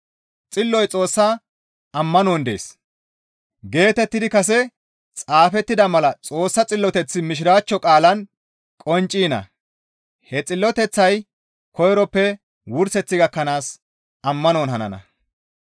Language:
Gamo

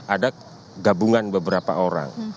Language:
Indonesian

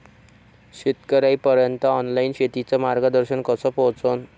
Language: Marathi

